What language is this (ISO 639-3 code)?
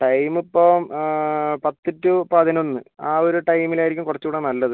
mal